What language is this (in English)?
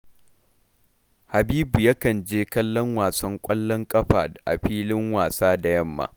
Hausa